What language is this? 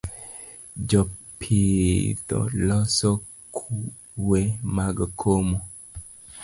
Luo (Kenya and Tanzania)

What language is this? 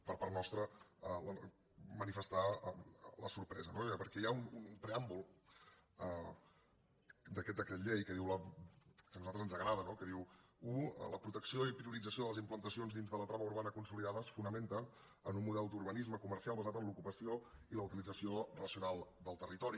Catalan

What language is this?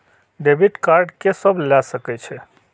Maithili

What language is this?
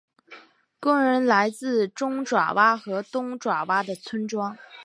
Chinese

